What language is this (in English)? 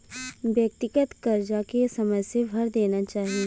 Bhojpuri